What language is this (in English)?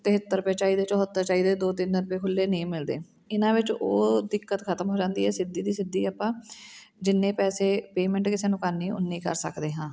Punjabi